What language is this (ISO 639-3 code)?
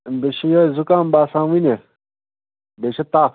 kas